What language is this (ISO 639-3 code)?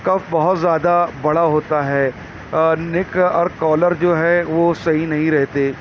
urd